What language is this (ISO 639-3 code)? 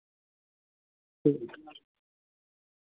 sat